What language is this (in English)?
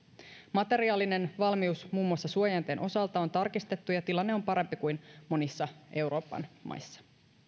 Finnish